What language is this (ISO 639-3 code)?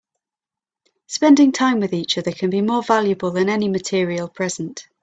eng